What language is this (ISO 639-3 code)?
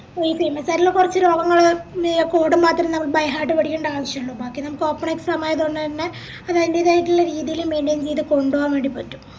mal